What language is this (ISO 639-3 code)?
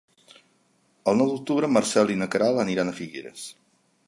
cat